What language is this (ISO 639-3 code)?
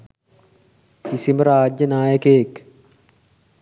sin